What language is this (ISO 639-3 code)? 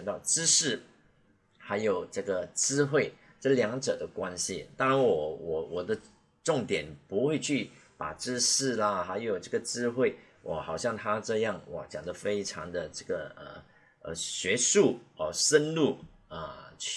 zho